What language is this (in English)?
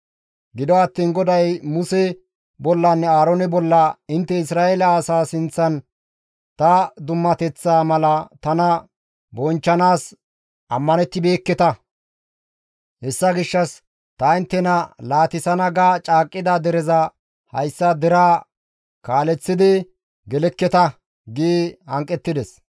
Gamo